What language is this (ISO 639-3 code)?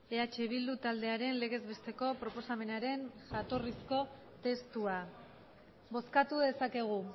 eus